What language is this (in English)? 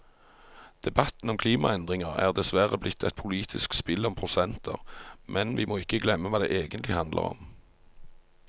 Norwegian